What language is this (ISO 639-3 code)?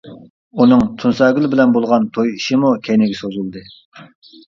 uig